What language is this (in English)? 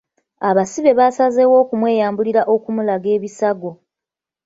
Ganda